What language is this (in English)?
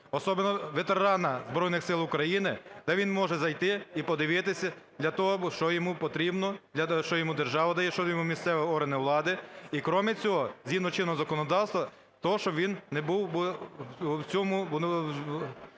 Ukrainian